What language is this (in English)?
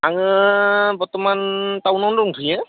Bodo